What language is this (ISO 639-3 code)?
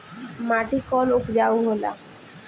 bho